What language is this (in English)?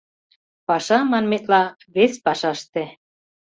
Mari